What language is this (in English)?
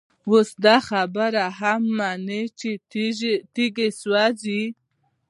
Pashto